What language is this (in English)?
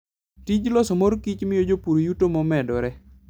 Luo (Kenya and Tanzania)